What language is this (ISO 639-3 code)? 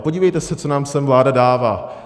ces